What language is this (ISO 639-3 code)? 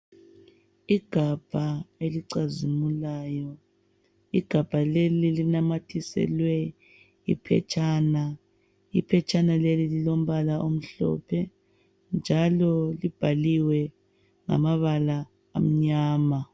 nde